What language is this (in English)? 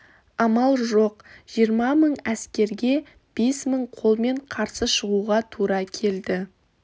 Kazakh